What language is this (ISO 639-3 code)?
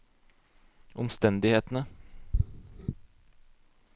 nor